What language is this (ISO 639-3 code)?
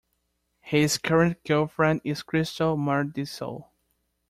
eng